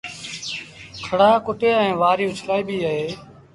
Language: Sindhi Bhil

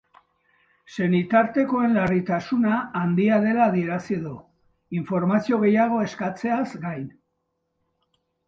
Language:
Basque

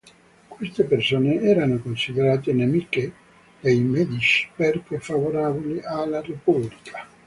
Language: Italian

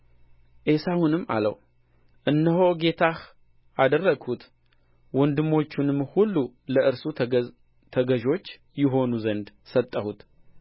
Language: Amharic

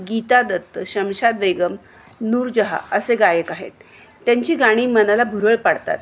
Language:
Marathi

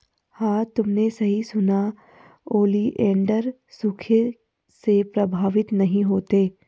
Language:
Hindi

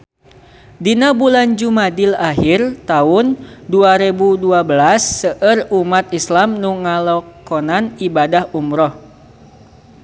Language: Sundanese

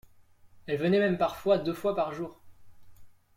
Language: French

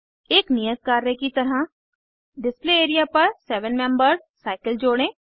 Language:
Hindi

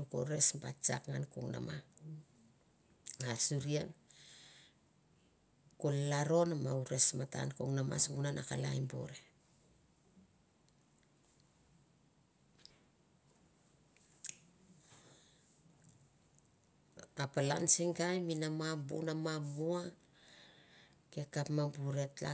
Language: Mandara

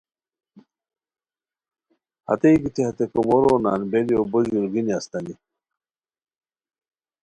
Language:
Khowar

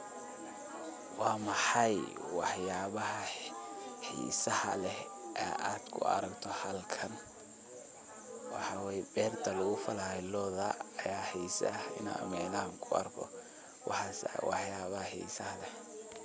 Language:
Somali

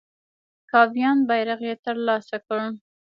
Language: Pashto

